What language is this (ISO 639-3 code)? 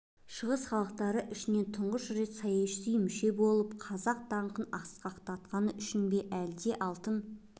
kaz